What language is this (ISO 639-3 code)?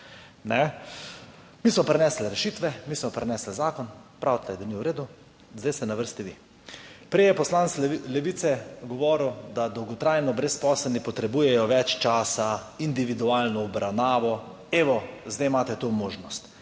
slv